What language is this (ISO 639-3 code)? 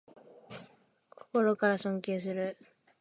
jpn